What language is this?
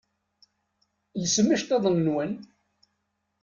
Kabyle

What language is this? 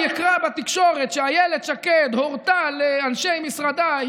Hebrew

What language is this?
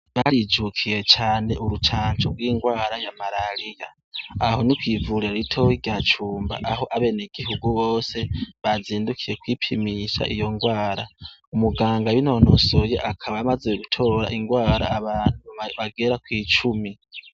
Rundi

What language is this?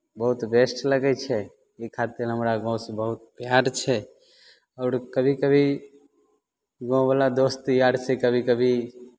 Maithili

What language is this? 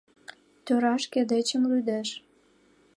Mari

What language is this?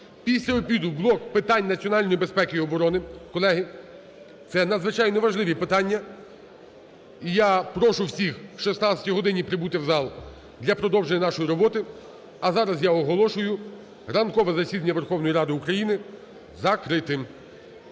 Ukrainian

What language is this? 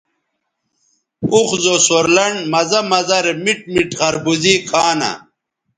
Bateri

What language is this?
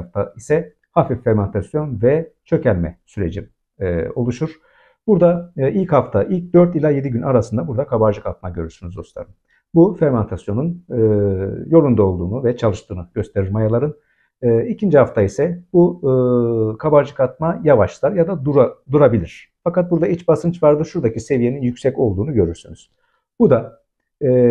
Turkish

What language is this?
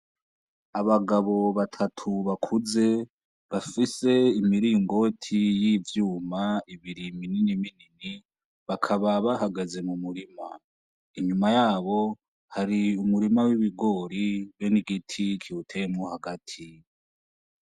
Rundi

